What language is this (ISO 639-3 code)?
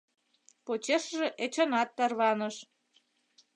chm